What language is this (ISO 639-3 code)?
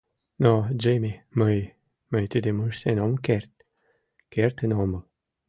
chm